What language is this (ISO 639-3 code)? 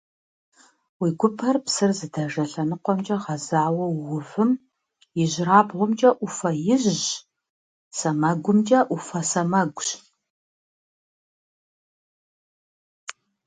kbd